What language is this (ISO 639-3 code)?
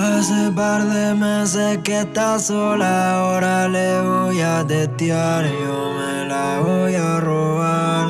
spa